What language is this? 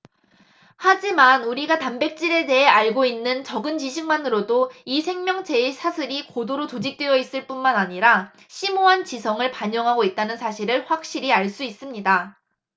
Korean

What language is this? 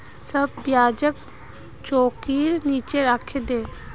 Magahi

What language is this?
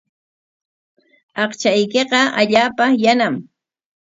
Corongo Ancash Quechua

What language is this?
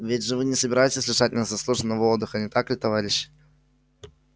Russian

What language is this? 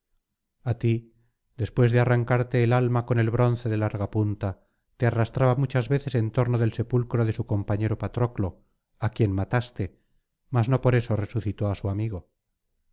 Spanish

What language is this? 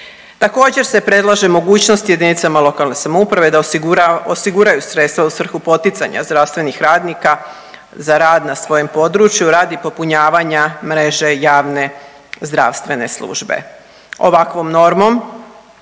Croatian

